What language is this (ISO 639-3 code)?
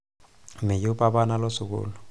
mas